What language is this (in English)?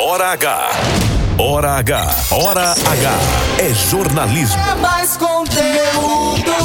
Portuguese